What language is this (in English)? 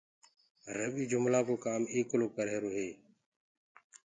Gurgula